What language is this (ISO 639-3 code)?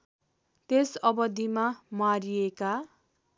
nep